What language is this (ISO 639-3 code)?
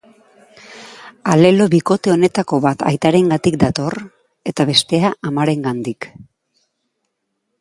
eus